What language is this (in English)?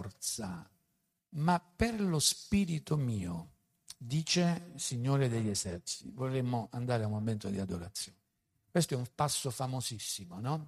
Italian